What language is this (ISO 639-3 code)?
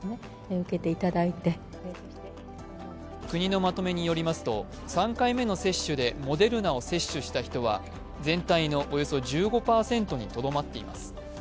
jpn